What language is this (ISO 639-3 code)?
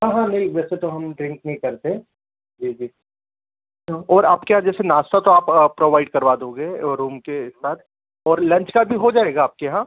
hin